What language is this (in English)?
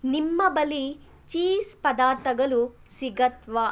Kannada